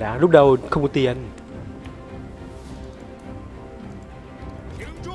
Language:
Vietnamese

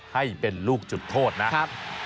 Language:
Thai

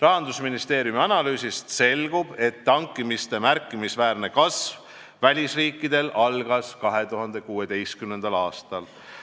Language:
Estonian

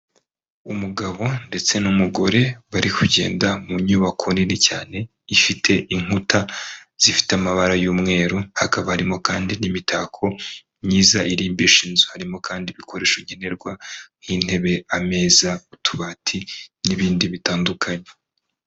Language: Kinyarwanda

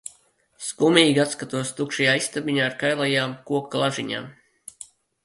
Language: Latvian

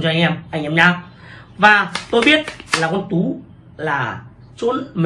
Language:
Vietnamese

